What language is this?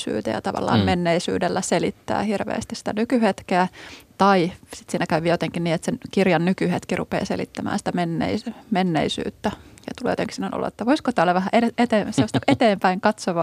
Finnish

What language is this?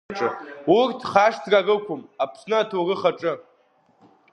Abkhazian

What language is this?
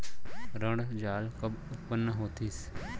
Chhattisgarhi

